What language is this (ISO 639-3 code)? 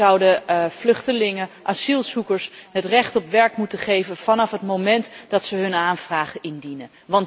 nld